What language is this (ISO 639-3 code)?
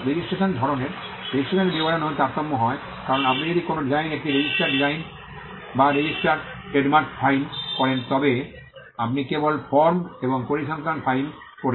ben